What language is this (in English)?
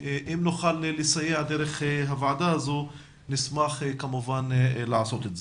Hebrew